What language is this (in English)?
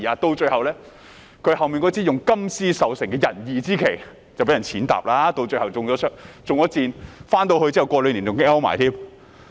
Cantonese